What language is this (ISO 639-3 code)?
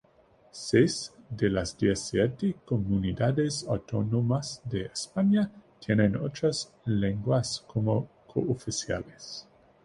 spa